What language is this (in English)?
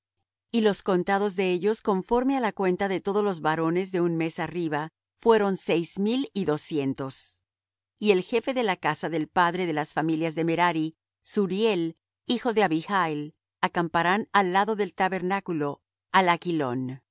Spanish